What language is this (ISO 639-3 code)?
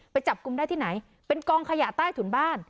tha